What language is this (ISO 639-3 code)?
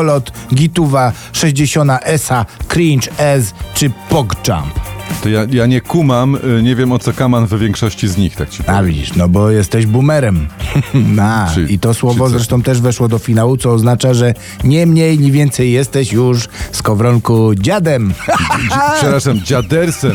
pol